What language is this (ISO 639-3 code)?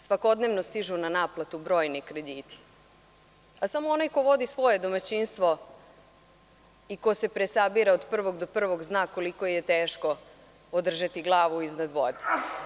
srp